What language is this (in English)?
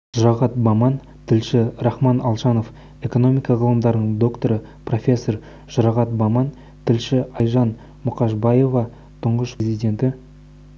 Kazakh